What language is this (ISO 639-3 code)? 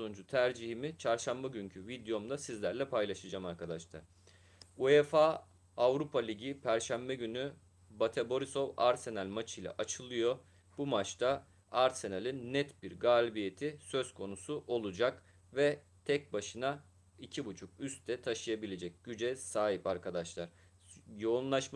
tur